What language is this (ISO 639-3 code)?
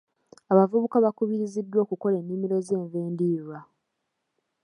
lug